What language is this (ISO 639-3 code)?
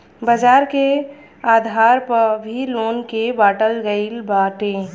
bho